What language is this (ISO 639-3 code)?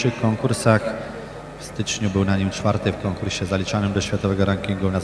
pol